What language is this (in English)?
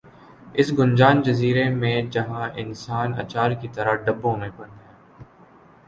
Urdu